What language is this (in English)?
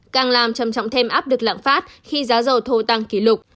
Vietnamese